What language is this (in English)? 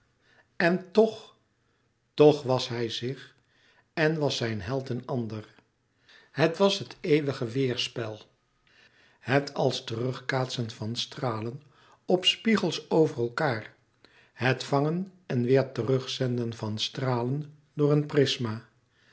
Dutch